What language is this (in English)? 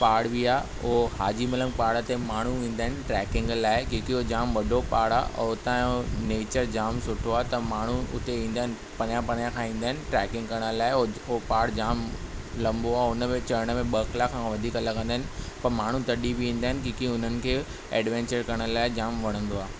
Sindhi